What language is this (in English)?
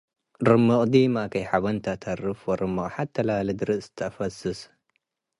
Tigre